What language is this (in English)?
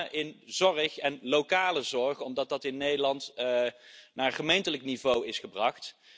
Dutch